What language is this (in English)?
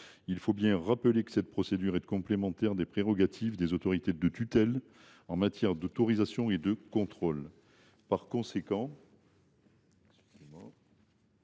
French